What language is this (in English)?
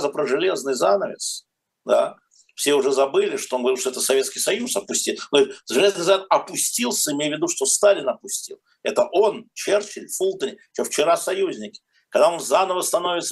Russian